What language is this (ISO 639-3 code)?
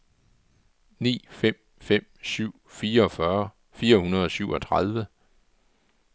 dan